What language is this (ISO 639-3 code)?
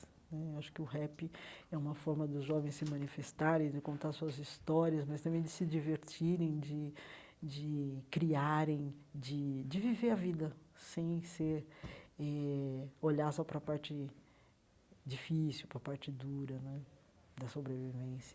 por